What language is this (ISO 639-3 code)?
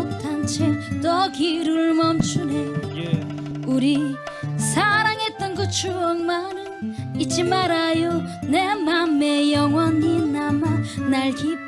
tur